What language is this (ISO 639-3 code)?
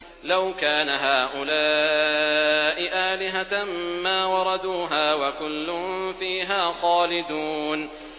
ara